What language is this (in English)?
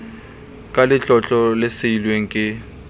Southern Sotho